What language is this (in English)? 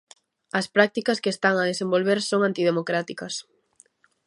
Galician